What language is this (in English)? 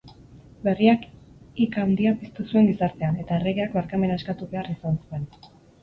Basque